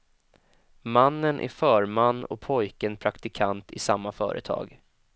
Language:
Swedish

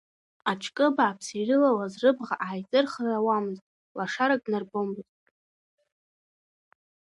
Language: Abkhazian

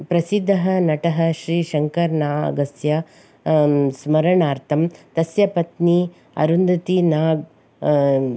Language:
Sanskrit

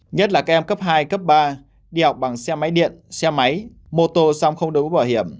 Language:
Vietnamese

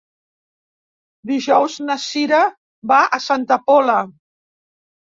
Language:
Catalan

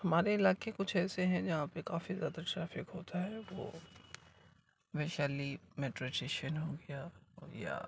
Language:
Urdu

